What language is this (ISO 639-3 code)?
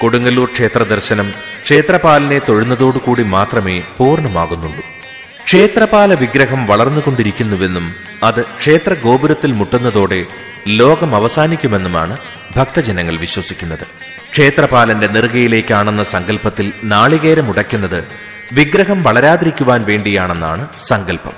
mal